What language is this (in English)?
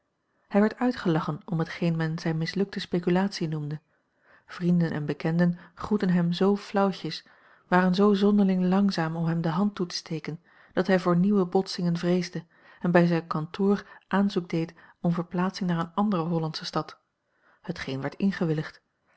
Dutch